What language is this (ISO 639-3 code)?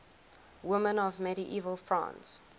eng